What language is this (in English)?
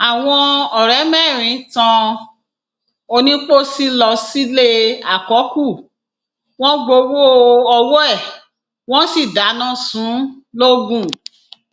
Yoruba